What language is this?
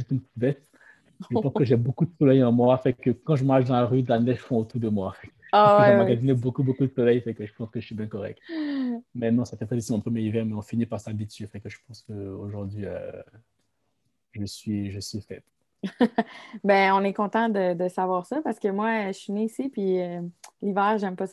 French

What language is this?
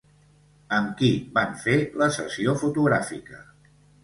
Catalan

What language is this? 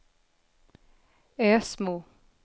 Swedish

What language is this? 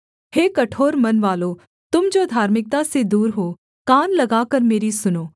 Hindi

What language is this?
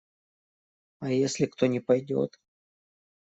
Russian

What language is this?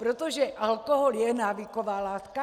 Czech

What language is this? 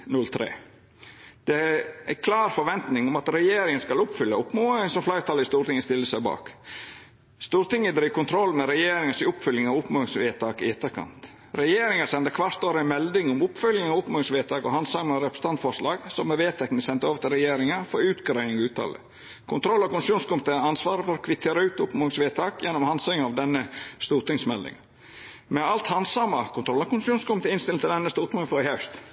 Norwegian Nynorsk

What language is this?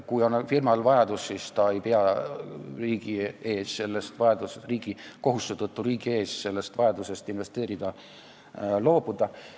Estonian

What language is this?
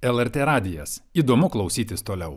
Lithuanian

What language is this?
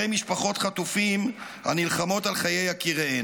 Hebrew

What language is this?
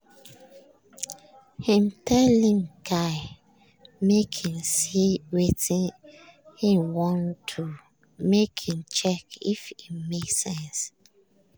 Nigerian Pidgin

